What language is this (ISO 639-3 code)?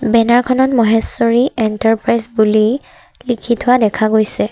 asm